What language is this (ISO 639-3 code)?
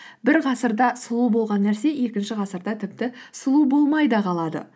kaz